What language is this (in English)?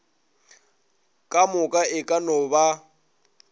Northern Sotho